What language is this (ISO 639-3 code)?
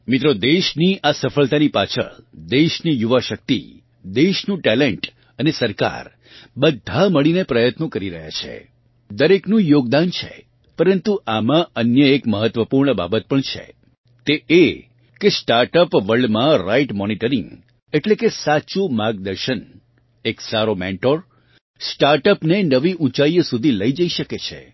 guj